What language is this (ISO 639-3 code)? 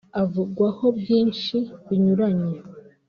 kin